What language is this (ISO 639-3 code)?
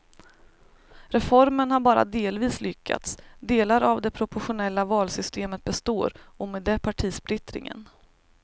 swe